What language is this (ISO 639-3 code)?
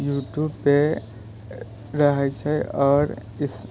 mai